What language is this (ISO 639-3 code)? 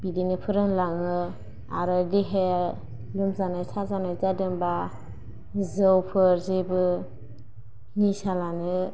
brx